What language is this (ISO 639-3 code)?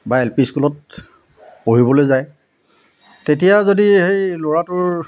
asm